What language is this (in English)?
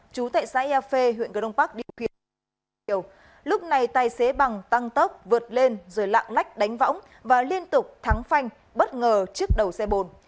Vietnamese